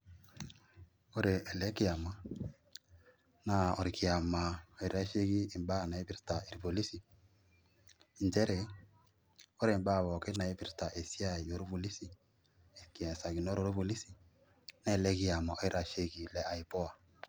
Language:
Masai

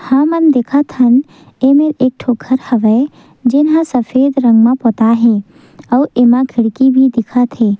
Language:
Chhattisgarhi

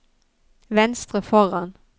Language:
Norwegian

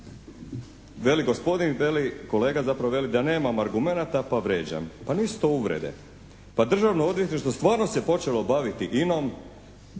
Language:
Croatian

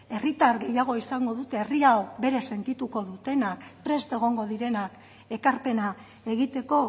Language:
Basque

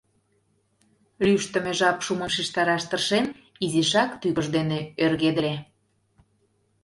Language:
Mari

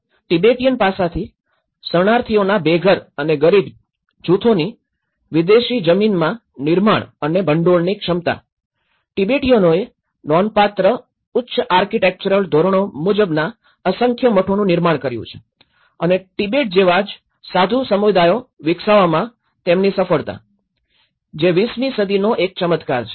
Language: Gujarati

